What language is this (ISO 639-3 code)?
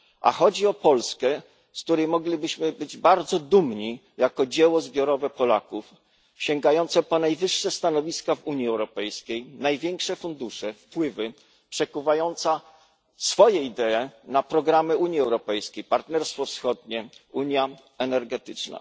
pol